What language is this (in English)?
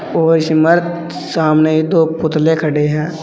Hindi